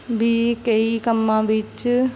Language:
Punjabi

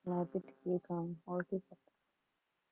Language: Punjabi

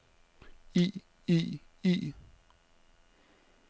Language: Danish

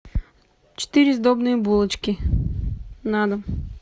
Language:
Russian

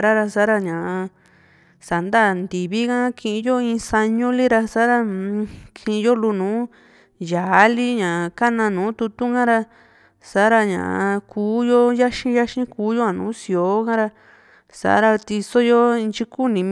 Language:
Juxtlahuaca Mixtec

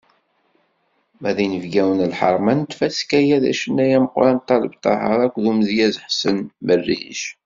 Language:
Kabyle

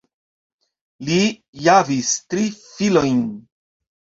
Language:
Esperanto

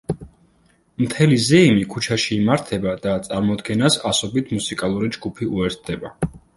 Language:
Georgian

